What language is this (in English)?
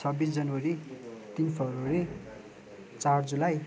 Nepali